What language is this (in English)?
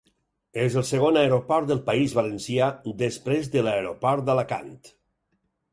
Catalan